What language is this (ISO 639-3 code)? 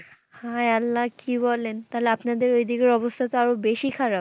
ben